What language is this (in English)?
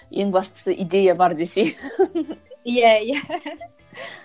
Kazakh